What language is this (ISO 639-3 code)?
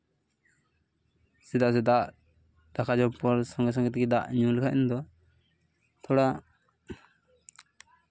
sat